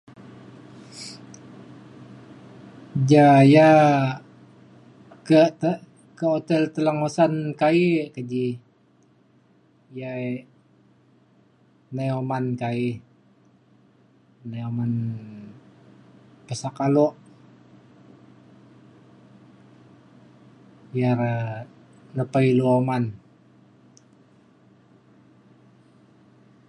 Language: Mainstream Kenyah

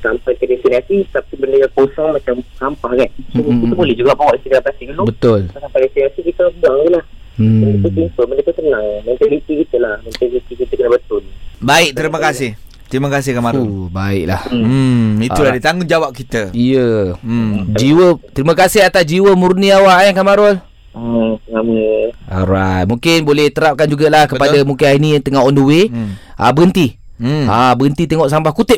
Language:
Malay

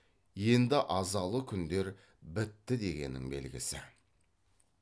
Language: Kazakh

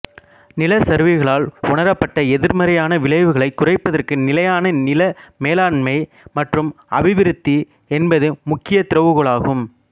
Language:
Tamil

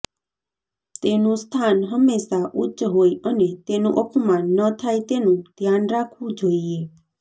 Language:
Gujarati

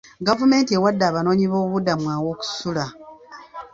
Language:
Ganda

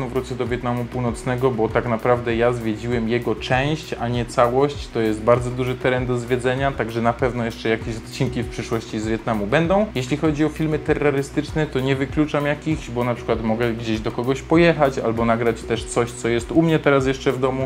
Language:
Polish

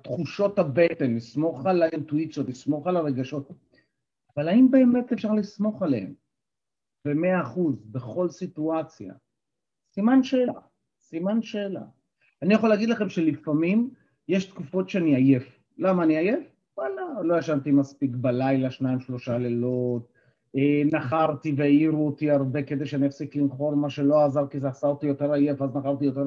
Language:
Hebrew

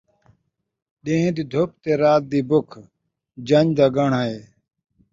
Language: Saraiki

